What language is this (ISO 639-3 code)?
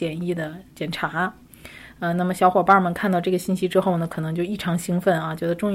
zho